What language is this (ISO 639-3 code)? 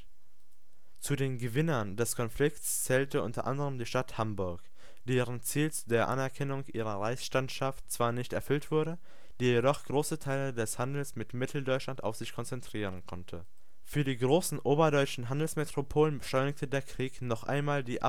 deu